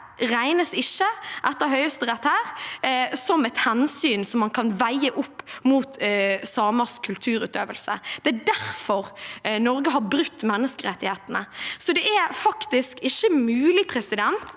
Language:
Norwegian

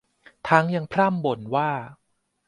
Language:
Thai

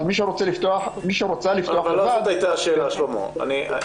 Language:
Hebrew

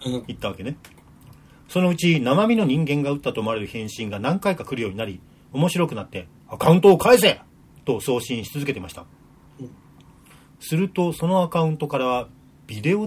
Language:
Japanese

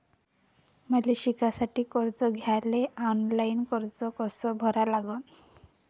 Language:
Marathi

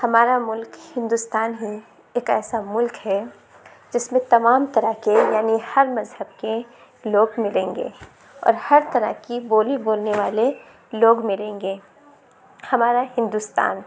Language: Urdu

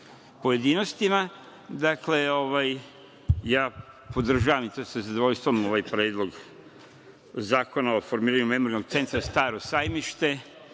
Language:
Serbian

